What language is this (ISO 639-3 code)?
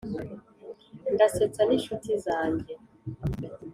kin